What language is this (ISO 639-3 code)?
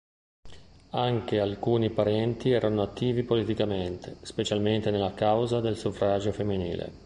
ita